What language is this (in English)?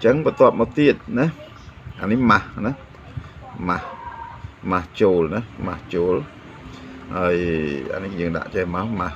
Vietnamese